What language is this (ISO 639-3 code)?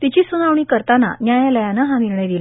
mar